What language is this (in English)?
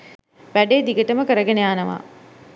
Sinhala